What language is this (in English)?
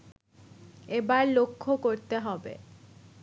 Bangla